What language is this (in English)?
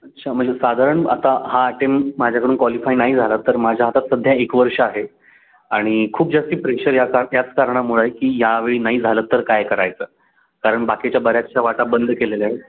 Marathi